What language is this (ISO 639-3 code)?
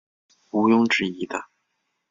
zho